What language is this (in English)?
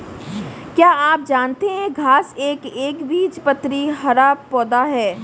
Hindi